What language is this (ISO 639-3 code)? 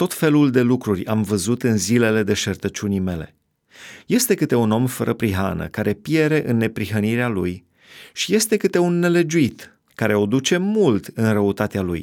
ron